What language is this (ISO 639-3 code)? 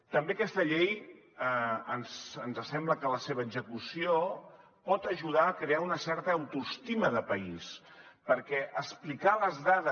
cat